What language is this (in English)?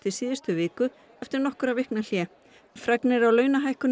Icelandic